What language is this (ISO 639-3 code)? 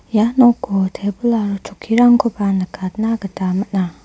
grt